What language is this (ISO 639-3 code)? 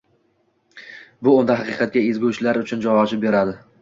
uzb